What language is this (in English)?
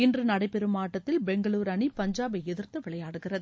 Tamil